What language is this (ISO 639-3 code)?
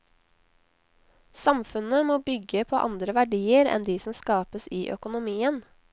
nor